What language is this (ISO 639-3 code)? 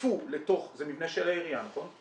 heb